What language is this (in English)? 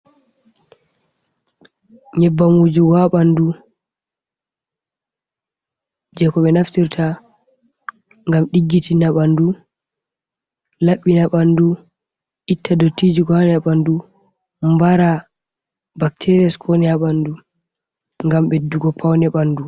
Fula